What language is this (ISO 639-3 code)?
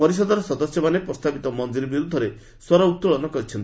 ori